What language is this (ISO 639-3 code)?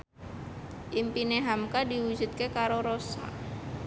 jav